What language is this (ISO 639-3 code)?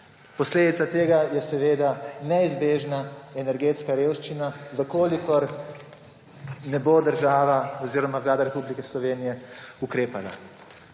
slv